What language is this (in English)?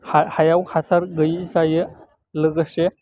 Bodo